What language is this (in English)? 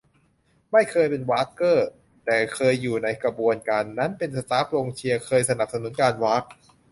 Thai